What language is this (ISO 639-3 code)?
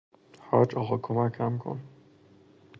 fas